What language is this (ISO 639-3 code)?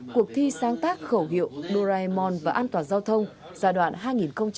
vie